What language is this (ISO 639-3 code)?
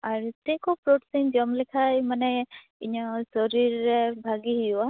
sat